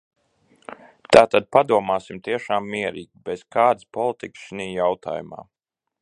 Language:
Latvian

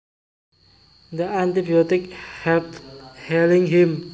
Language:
Javanese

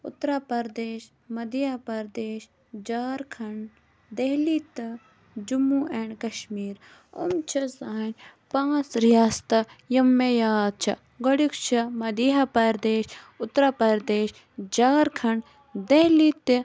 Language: Kashmiri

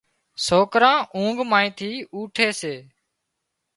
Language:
Wadiyara Koli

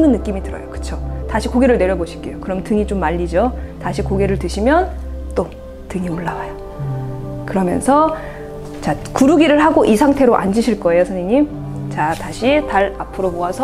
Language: Korean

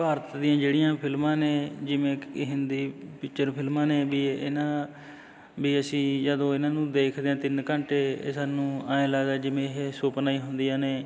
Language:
Punjabi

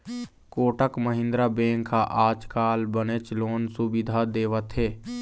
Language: Chhattisgarhi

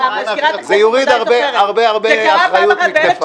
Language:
Hebrew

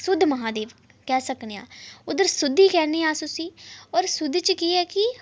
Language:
Dogri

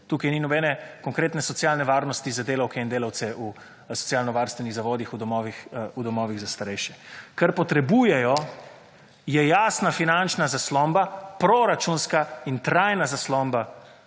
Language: Slovenian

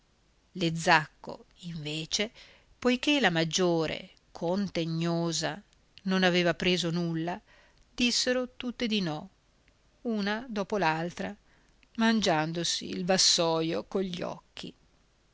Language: Italian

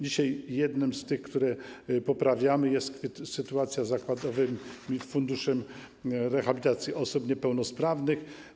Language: Polish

